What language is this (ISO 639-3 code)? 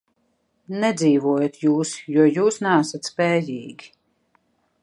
lav